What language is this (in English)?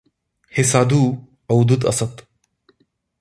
Marathi